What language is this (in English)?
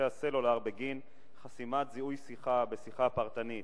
Hebrew